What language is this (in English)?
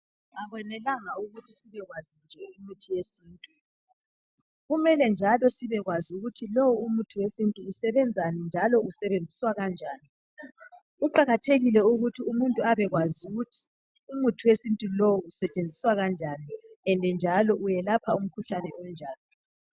North Ndebele